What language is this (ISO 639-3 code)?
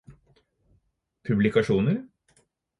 nob